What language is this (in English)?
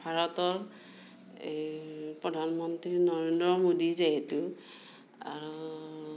Assamese